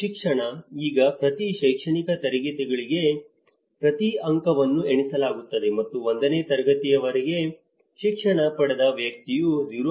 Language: Kannada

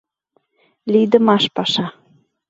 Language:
Mari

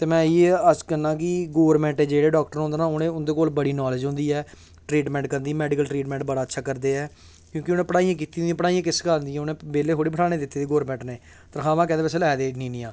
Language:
Dogri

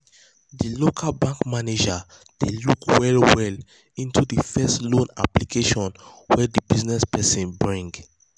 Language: Nigerian Pidgin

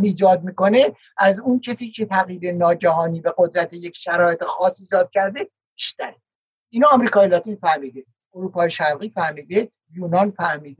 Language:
Persian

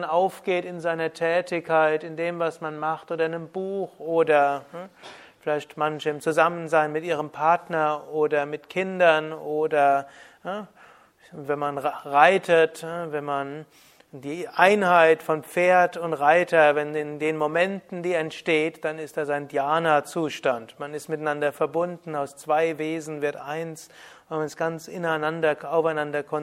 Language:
German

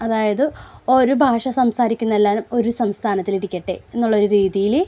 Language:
Malayalam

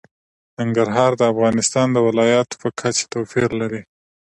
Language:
Pashto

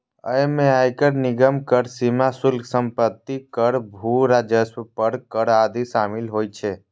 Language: Maithili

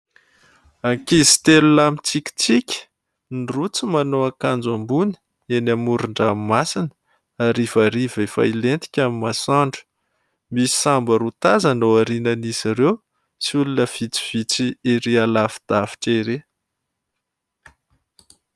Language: Malagasy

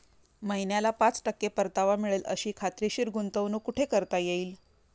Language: Marathi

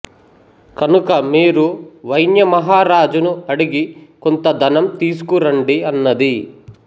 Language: Telugu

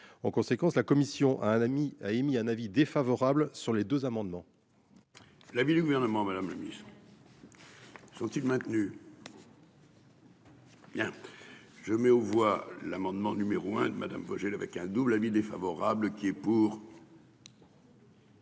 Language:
French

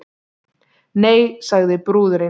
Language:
Icelandic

